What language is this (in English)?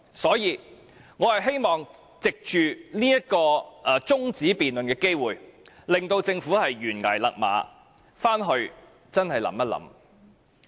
Cantonese